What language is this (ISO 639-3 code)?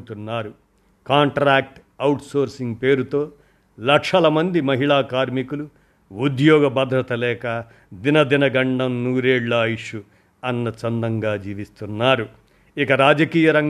tel